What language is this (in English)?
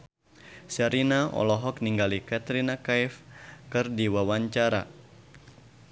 Sundanese